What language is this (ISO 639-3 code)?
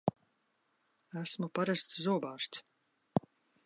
lav